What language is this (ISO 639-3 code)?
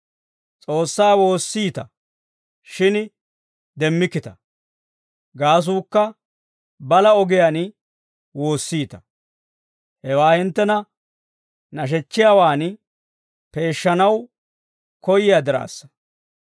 dwr